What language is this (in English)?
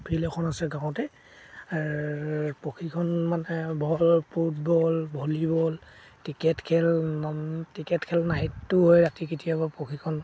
Assamese